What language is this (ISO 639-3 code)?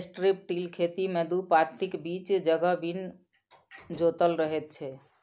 mai